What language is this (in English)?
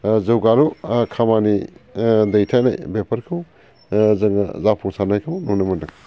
Bodo